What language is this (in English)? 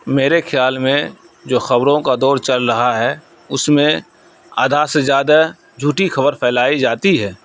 Urdu